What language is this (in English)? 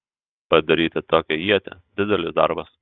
Lithuanian